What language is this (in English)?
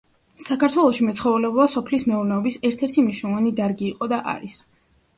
Georgian